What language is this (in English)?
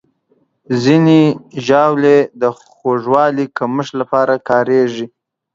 Pashto